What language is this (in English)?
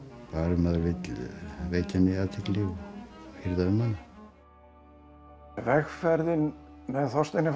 Icelandic